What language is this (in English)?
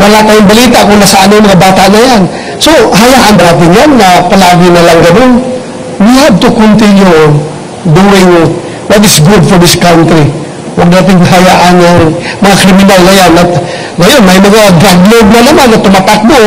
Filipino